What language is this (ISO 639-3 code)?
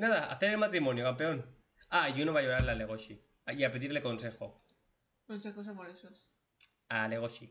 spa